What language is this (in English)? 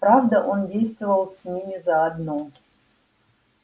Russian